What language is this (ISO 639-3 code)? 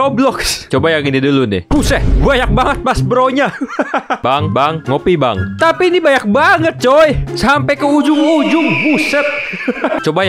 ind